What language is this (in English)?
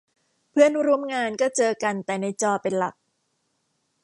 Thai